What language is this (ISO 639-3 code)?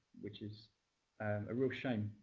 eng